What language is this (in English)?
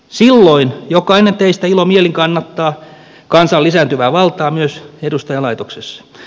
Finnish